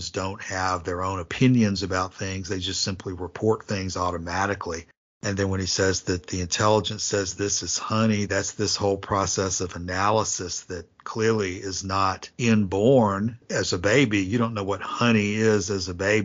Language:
English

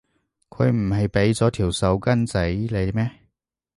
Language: Cantonese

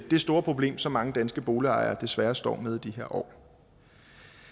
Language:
Danish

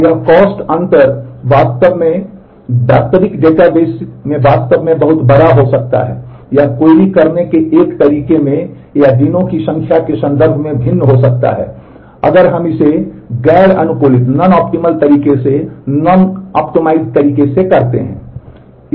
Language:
Hindi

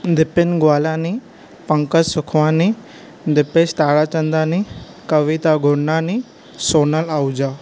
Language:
Sindhi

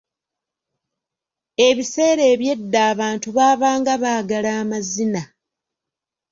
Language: Ganda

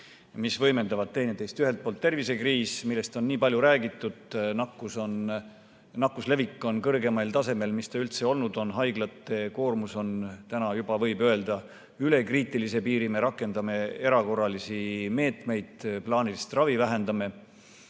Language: Estonian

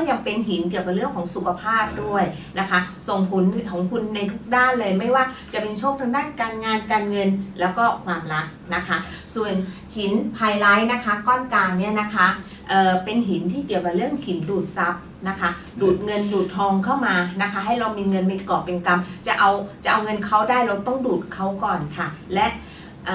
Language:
Thai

